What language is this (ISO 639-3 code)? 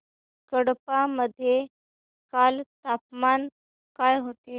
mar